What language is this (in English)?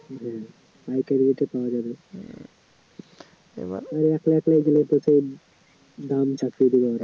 Bangla